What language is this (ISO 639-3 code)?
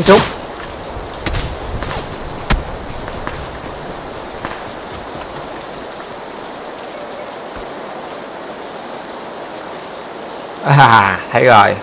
vie